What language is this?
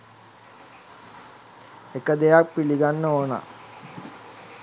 Sinhala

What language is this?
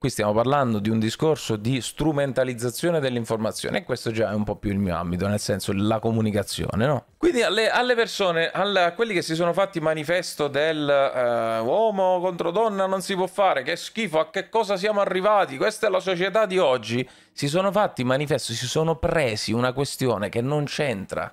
Italian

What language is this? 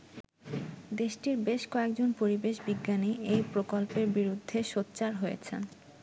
Bangla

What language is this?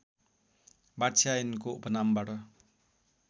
Nepali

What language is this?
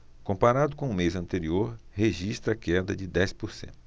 Portuguese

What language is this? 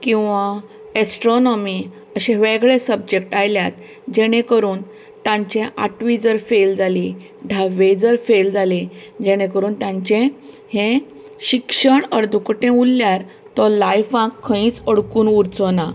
Konkani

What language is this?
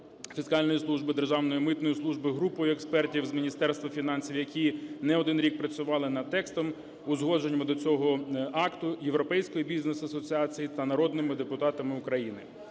Ukrainian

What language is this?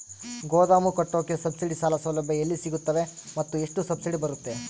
Kannada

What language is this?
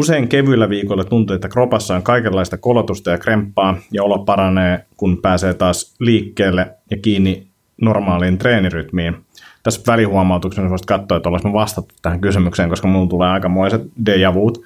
Finnish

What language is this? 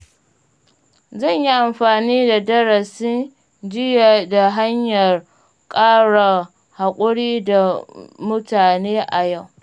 Hausa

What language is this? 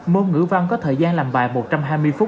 Vietnamese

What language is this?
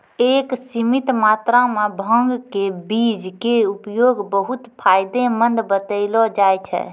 Maithili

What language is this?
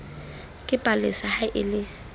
Southern Sotho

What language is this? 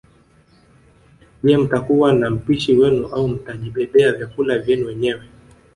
Swahili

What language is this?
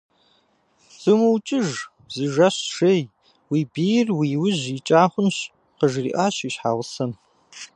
Kabardian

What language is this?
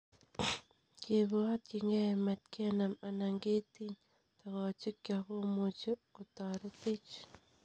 Kalenjin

